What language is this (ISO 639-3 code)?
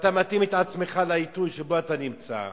heb